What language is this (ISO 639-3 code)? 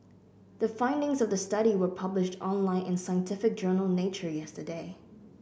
eng